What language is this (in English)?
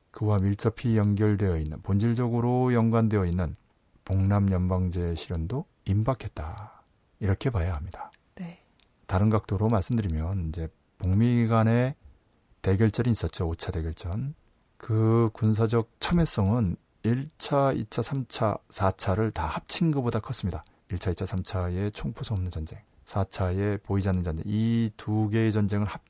Korean